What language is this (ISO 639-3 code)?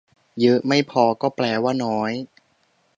tha